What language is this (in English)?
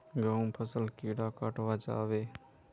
Magahi